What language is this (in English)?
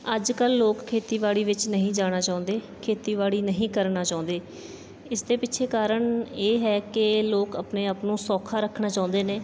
Punjabi